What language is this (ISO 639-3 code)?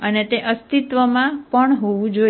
guj